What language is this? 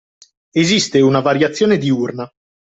Italian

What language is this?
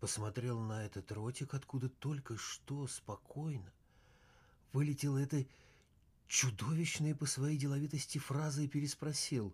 Russian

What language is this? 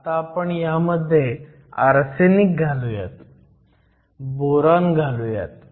Marathi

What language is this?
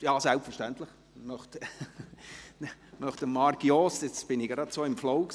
Swiss German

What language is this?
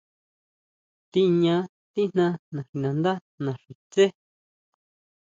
Huautla Mazatec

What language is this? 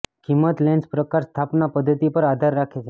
Gujarati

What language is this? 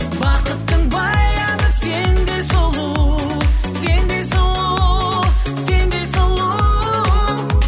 Kazakh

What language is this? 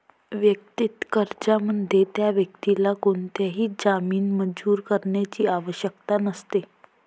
Marathi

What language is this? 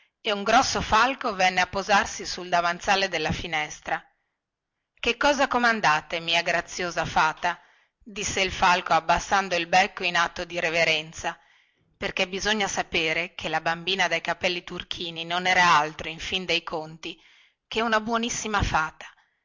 Italian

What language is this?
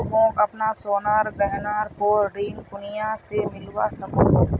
Magahi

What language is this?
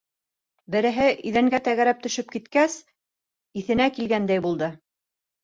Bashkir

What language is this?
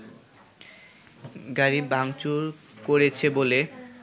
Bangla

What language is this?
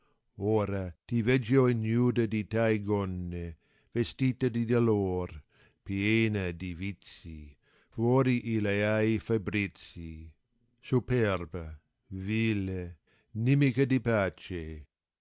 Italian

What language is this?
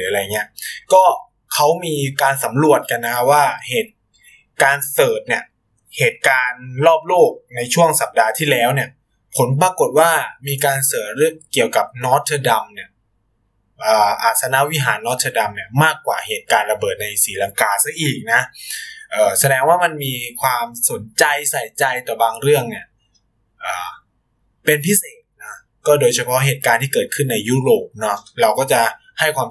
Thai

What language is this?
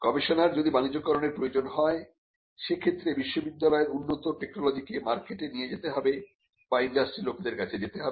Bangla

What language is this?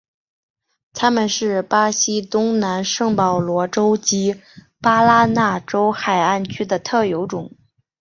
Chinese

